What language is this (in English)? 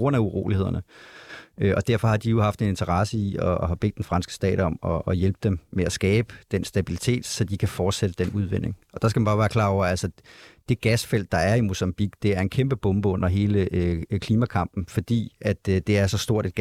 Danish